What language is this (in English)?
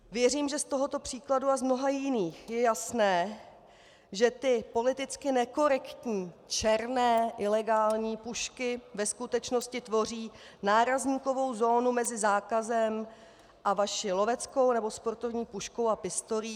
Czech